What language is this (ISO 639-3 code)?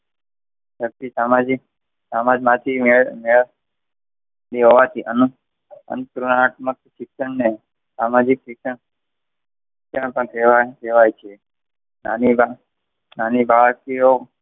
guj